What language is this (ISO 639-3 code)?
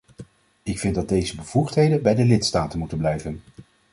nld